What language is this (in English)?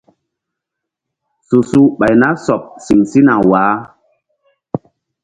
Mbum